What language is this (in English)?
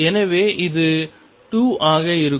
Tamil